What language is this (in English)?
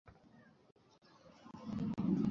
Bangla